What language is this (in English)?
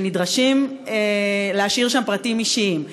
Hebrew